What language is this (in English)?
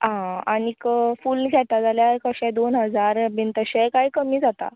Konkani